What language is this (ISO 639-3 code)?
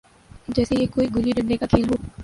urd